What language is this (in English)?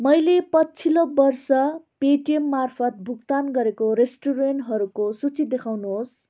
Nepali